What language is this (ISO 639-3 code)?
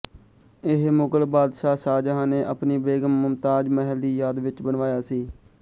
pan